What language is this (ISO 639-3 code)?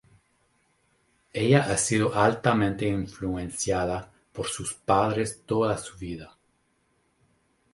spa